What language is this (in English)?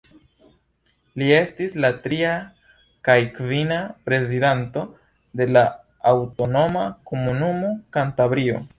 Esperanto